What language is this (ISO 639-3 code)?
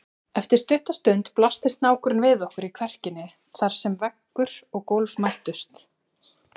isl